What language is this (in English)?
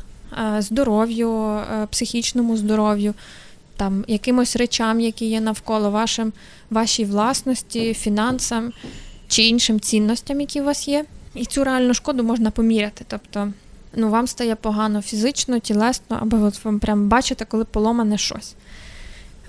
Ukrainian